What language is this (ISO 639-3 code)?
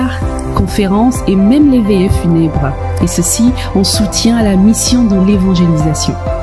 fra